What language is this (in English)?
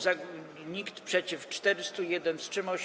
Polish